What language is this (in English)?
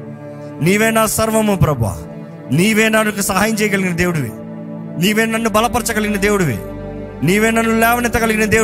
Telugu